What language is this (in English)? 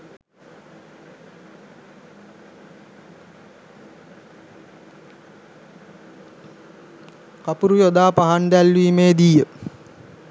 Sinhala